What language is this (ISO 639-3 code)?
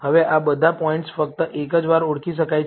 guj